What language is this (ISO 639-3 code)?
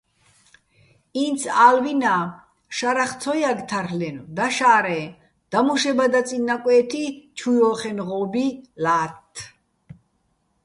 bbl